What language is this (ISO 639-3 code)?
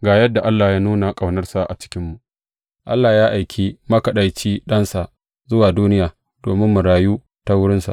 hau